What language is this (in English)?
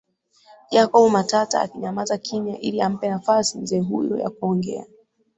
Swahili